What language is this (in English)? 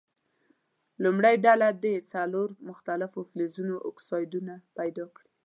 Pashto